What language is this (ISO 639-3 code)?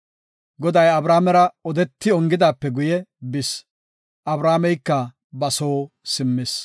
gof